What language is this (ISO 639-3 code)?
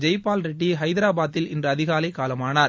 tam